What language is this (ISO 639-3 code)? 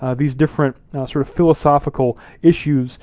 eng